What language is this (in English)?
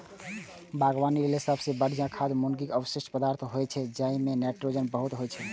Maithili